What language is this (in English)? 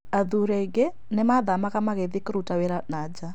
Kikuyu